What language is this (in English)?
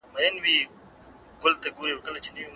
Pashto